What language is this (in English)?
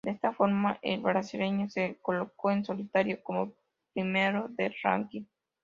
Spanish